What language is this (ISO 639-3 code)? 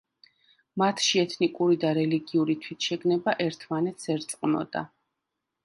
kat